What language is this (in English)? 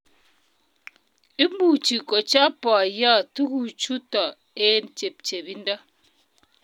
Kalenjin